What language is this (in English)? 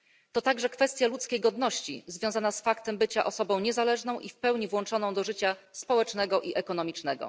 Polish